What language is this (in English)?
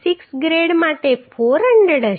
Gujarati